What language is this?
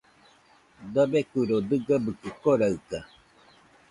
Nüpode Huitoto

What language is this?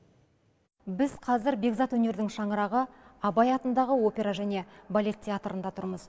Kazakh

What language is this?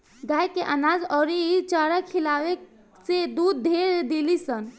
Bhojpuri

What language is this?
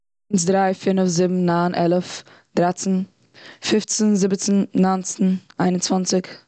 Yiddish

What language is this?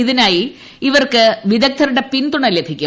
Malayalam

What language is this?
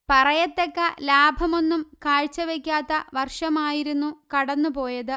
Malayalam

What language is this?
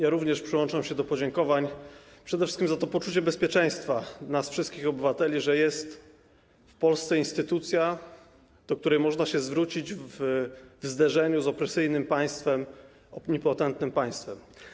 Polish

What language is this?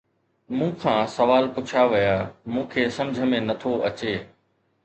Sindhi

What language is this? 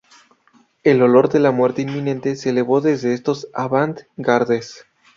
Spanish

